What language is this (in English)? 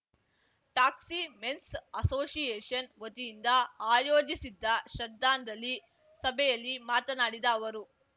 Kannada